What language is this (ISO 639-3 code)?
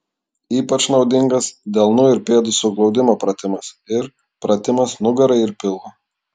lit